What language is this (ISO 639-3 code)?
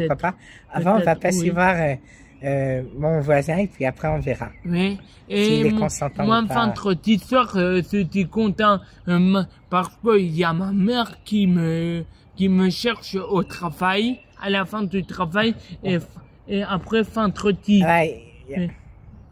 fra